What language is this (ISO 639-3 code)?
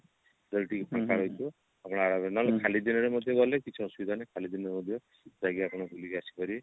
ori